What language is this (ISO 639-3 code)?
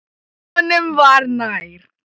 isl